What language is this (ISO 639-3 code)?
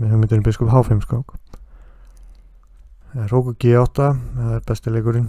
nld